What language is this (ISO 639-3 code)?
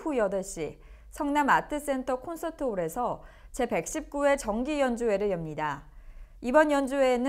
kor